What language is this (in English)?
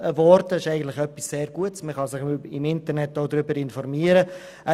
Swiss German